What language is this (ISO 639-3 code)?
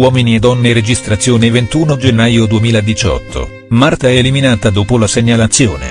ita